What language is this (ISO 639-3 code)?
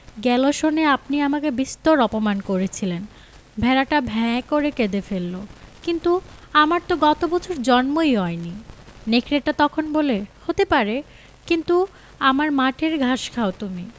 ben